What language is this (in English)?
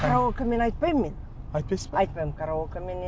Kazakh